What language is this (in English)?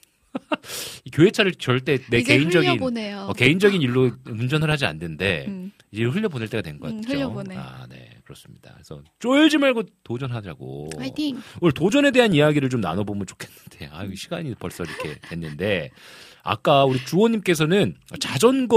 Korean